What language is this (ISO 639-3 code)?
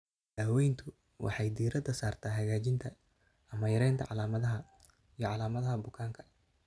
som